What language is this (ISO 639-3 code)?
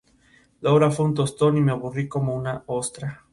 spa